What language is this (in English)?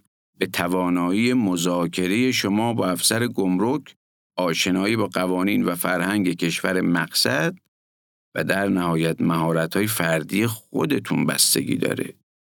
Persian